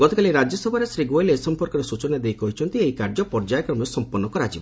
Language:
Odia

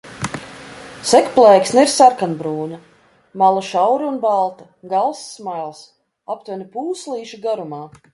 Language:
Latvian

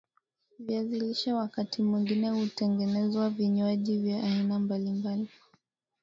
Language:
Swahili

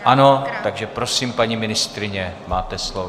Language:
Czech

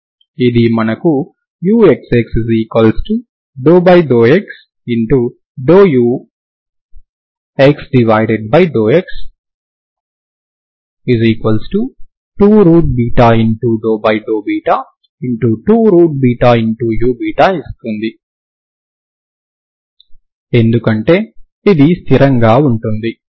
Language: Telugu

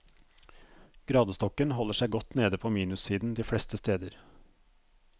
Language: Norwegian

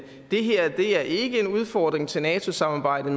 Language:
Danish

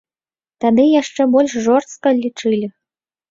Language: Belarusian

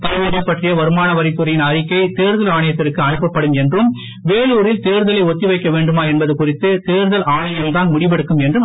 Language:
Tamil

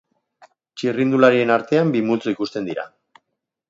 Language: Basque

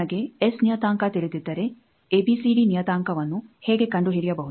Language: Kannada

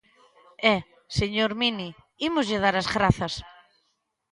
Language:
Galician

